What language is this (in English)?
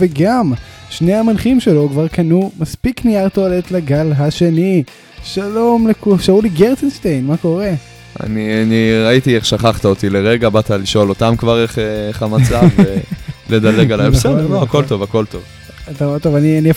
Hebrew